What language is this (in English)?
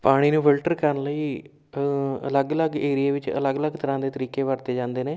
Punjabi